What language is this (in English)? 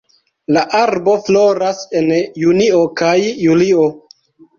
Esperanto